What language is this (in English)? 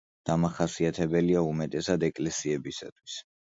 Georgian